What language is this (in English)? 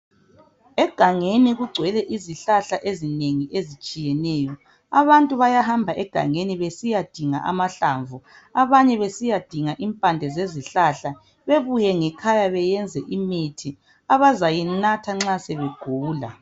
North Ndebele